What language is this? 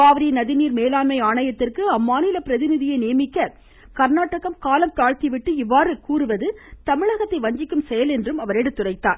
Tamil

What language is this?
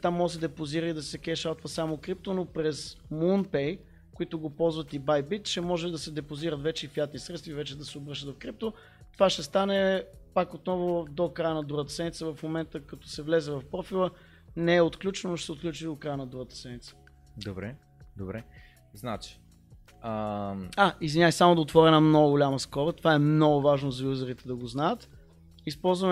Bulgarian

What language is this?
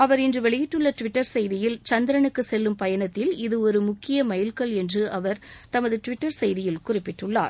Tamil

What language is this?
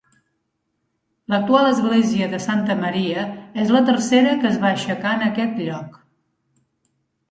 Catalan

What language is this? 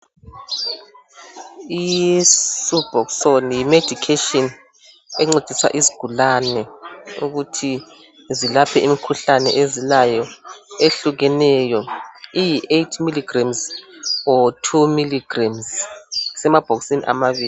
North Ndebele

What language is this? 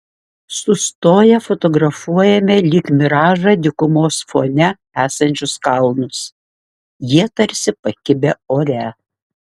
Lithuanian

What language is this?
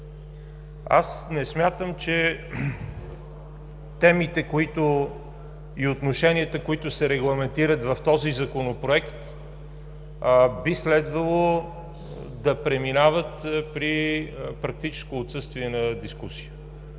Bulgarian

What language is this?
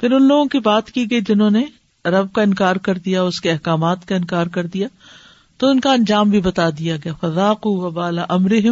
Urdu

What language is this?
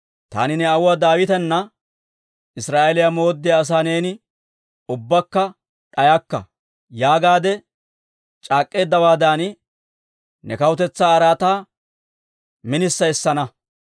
Dawro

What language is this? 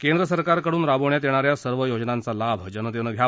Marathi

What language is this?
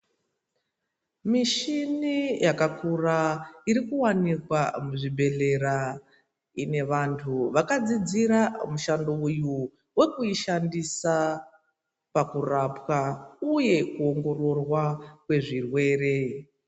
Ndau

